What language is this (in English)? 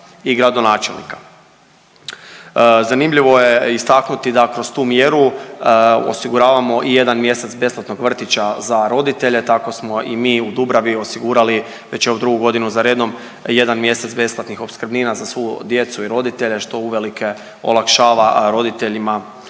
Croatian